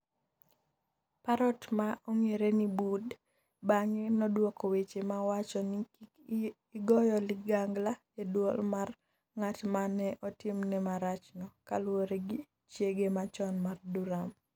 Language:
Luo (Kenya and Tanzania)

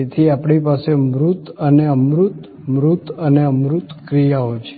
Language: Gujarati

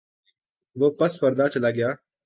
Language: Urdu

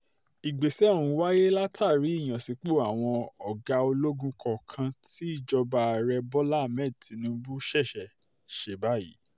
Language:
Yoruba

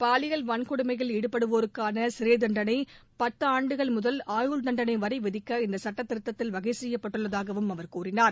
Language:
Tamil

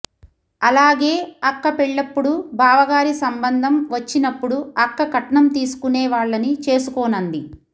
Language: Telugu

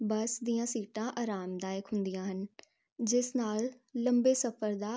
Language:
Punjabi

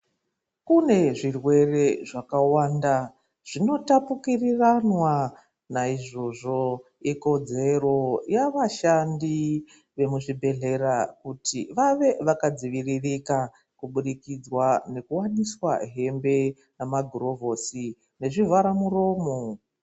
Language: Ndau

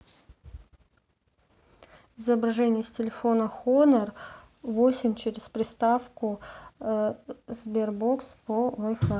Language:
Russian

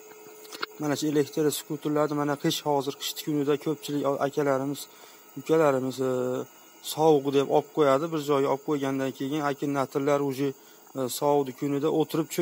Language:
Turkish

